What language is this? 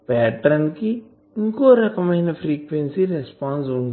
Telugu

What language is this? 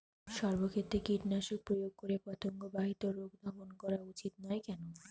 Bangla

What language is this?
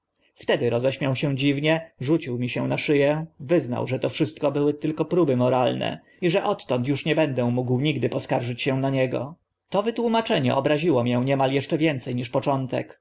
Polish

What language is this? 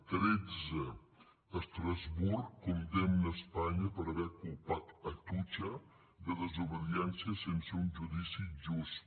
Catalan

